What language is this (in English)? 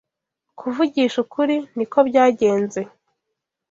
Kinyarwanda